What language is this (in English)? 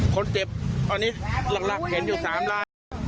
Thai